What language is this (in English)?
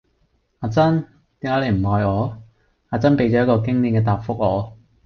Cantonese